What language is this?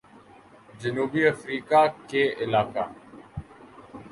Urdu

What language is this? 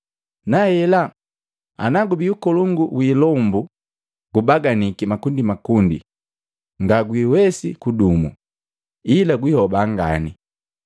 Matengo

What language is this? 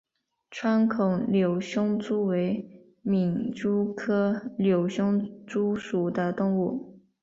Chinese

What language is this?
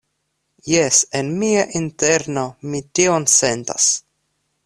Esperanto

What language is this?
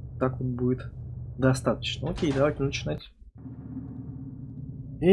Russian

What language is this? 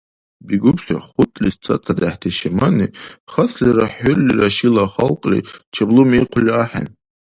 Dargwa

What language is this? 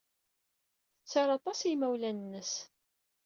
Kabyle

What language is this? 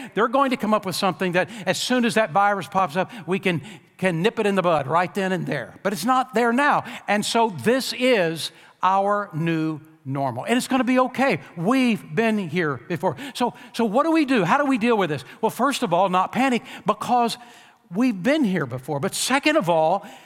English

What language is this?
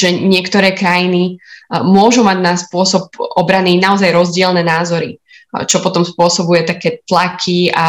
Slovak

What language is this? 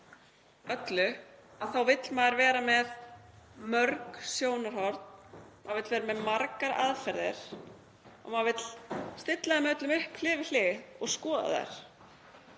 Icelandic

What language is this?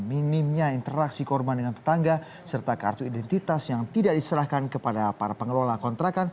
Indonesian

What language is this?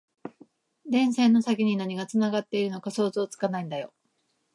Japanese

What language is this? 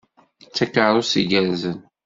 Kabyle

